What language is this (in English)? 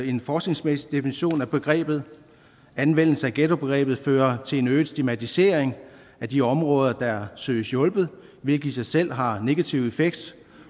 Danish